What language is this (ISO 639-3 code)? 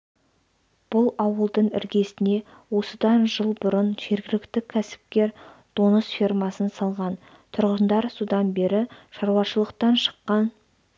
kaz